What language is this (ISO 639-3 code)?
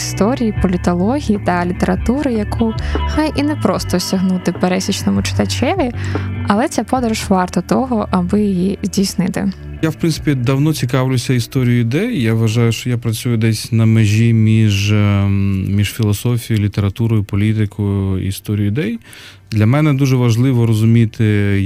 ukr